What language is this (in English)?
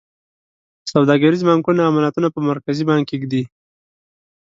Pashto